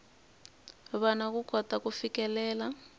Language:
Tsonga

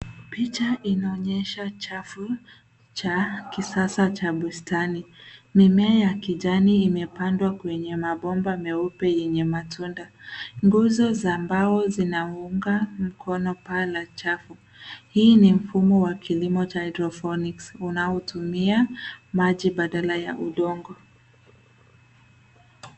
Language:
Swahili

